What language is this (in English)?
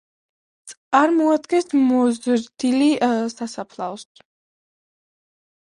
Georgian